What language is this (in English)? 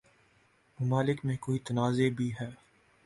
Urdu